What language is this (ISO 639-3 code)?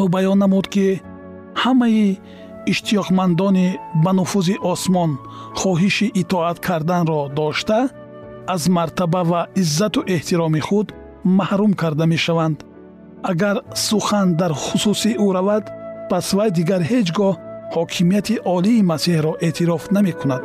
fas